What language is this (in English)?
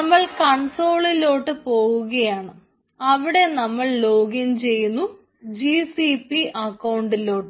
Malayalam